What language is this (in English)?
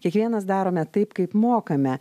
Lithuanian